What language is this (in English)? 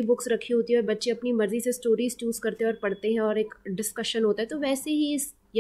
Hindi